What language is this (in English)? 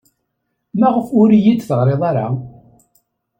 Kabyle